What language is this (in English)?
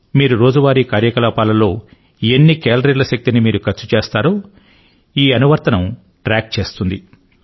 Telugu